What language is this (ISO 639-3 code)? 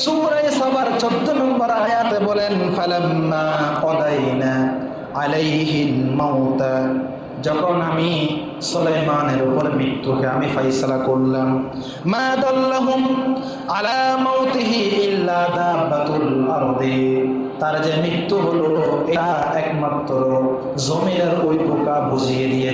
ind